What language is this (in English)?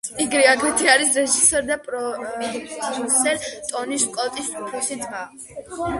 Georgian